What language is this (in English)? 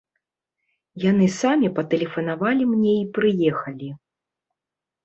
Belarusian